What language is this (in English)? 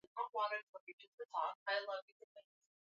Swahili